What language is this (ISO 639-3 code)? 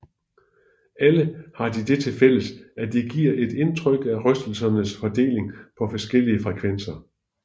dan